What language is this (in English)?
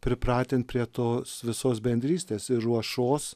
Lithuanian